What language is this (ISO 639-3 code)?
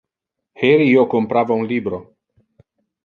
ina